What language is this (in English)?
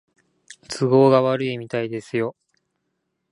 Japanese